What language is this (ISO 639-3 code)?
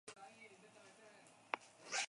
eus